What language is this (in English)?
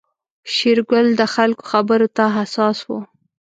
Pashto